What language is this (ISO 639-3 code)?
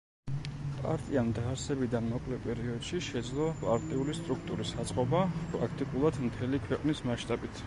kat